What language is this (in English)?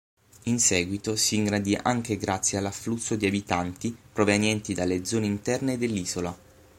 Italian